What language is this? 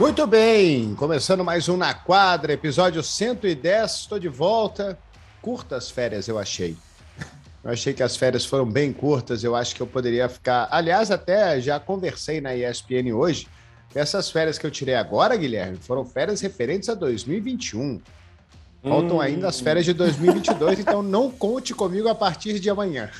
Portuguese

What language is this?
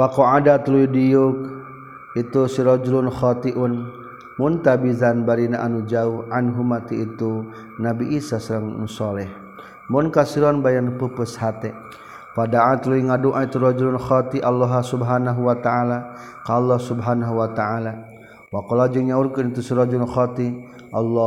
Malay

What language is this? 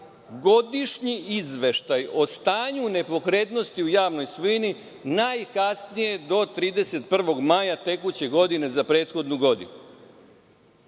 Serbian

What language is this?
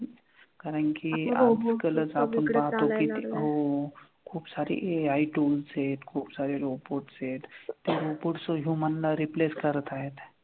Marathi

